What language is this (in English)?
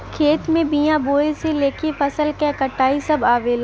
Bhojpuri